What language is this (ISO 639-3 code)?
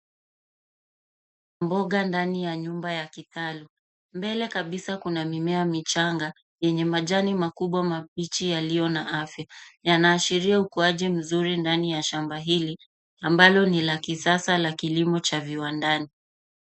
swa